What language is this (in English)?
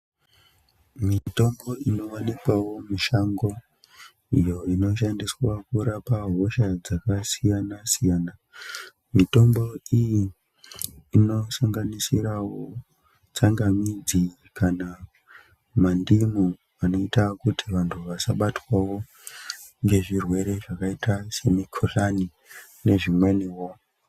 Ndau